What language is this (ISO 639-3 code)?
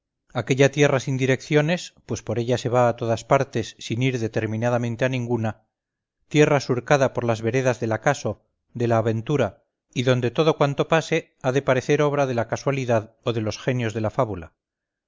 spa